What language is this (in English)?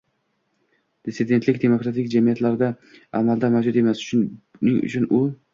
Uzbek